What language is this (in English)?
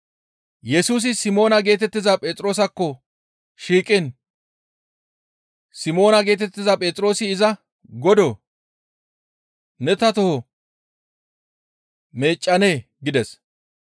Gamo